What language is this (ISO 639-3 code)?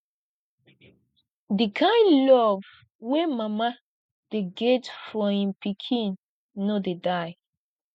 pcm